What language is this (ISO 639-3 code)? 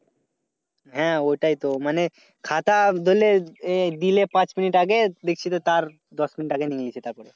ben